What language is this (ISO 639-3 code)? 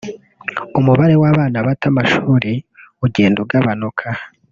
kin